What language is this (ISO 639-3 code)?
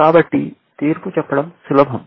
tel